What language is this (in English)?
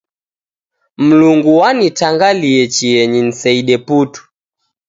Taita